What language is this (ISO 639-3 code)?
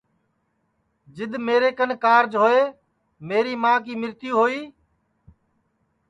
ssi